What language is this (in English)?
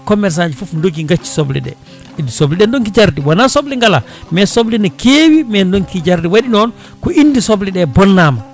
Fula